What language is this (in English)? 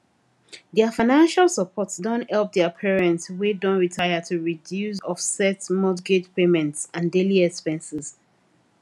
Nigerian Pidgin